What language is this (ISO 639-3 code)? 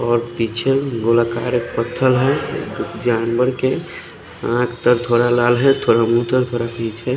hin